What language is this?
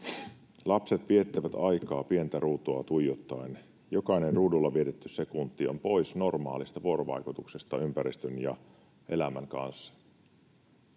Finnish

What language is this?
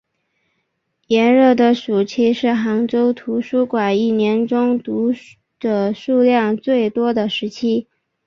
Chinese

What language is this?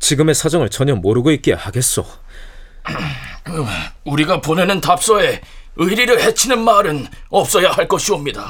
Korean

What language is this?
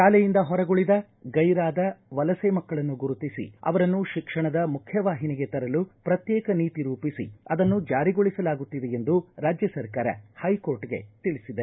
Kannada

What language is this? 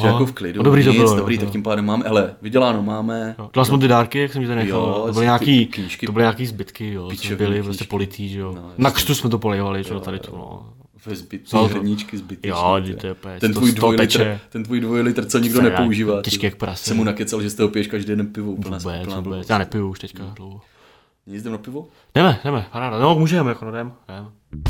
Czech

